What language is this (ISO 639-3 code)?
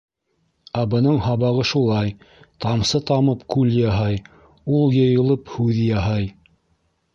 bak